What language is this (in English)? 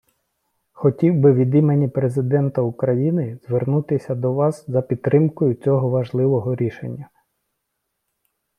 Ukrainian